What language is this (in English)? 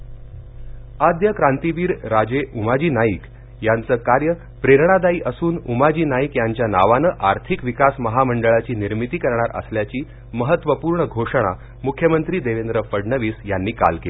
Marathi